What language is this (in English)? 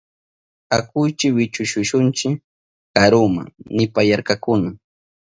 Southern Pastaza Quechua